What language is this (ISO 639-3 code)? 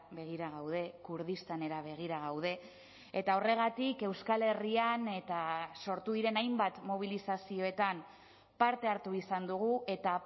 eus